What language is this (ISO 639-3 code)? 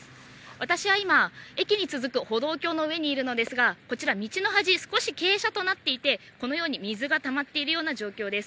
jpn